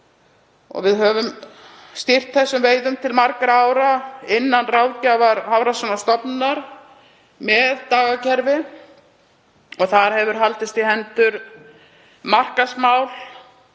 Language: Icelandic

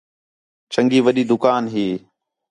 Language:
Khetrani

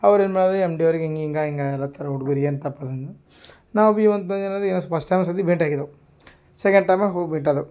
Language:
Kannada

